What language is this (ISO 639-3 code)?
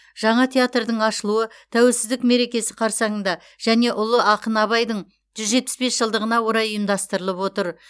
kaz